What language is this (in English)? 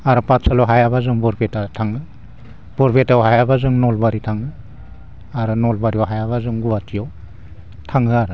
Bodo